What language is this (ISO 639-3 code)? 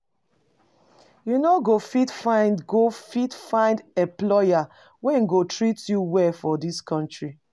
pcm